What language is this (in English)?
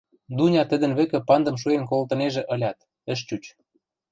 Western Mari